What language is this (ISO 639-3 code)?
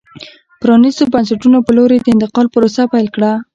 pus